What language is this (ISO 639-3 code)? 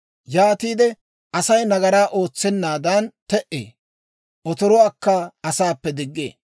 dwr